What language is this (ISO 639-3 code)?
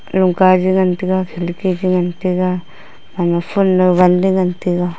nnp